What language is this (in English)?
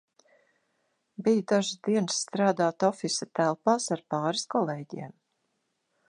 Latvian